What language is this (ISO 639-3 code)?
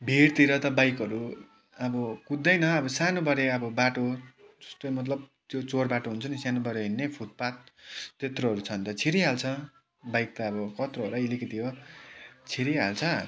nep